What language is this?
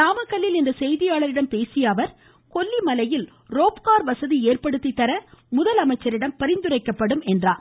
Tamil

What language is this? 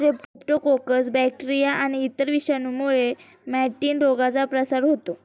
Marathi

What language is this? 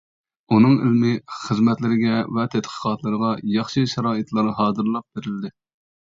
Uyghur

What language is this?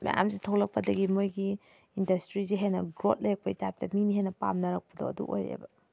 Manipuri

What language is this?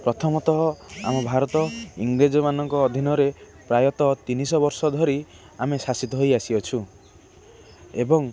Odia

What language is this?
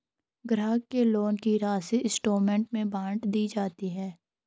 Hindi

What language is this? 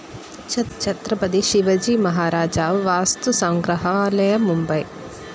Malayalam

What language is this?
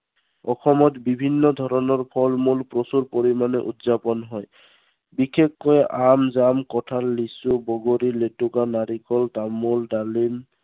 Assamese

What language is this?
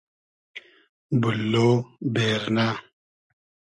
Hazaragi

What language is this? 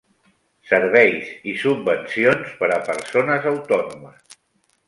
Catalan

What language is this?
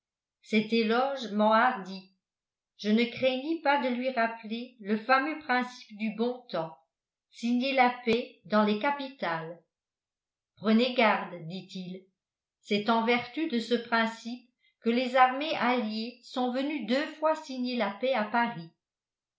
French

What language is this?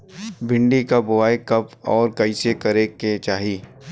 Bhojpuri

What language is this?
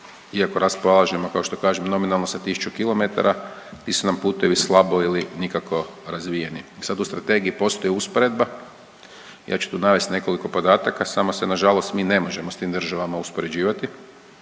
Croatian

